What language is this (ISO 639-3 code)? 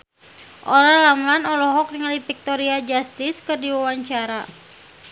sun